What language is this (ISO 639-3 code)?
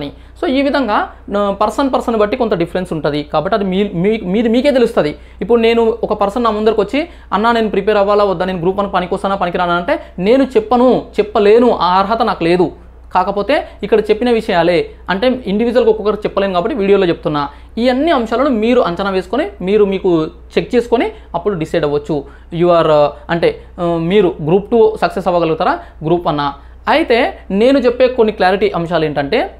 tel